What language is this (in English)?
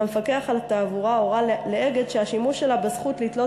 Hebrew